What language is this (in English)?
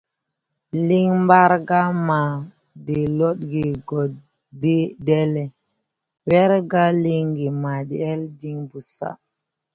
Tupuri